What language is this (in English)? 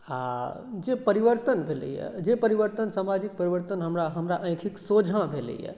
Maithili